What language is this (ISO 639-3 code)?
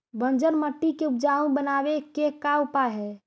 mag